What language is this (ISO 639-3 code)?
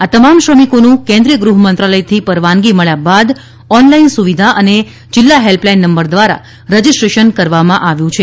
guj